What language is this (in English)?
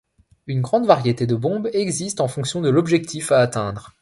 French